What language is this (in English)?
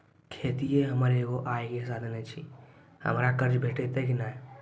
Maithili